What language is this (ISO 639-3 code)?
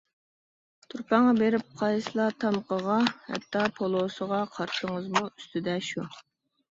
uig